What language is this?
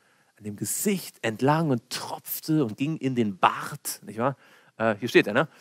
German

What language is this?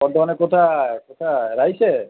Bangla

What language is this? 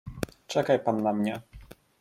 Polish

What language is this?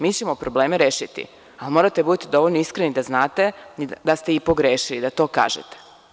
Serbian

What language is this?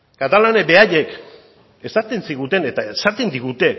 Basque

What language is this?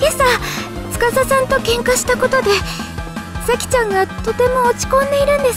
Japanese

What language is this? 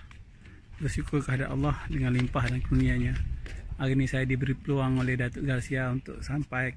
Malay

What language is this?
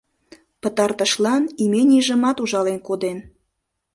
Mari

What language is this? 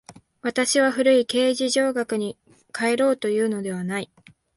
Japanese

